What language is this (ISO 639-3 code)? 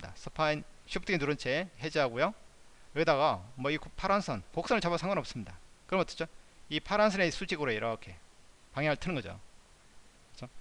kor